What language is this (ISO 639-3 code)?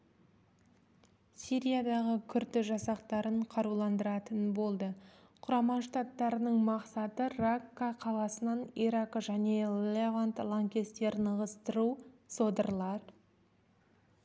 kaz